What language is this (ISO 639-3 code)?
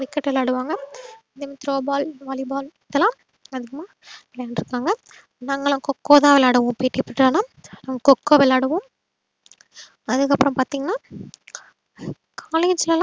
tam